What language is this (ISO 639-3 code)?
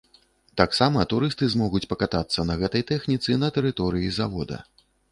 bel